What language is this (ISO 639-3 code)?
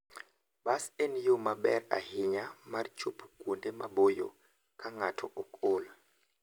luo